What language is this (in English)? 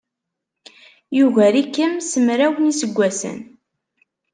Kabyle